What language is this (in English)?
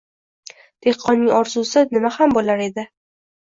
Uzbek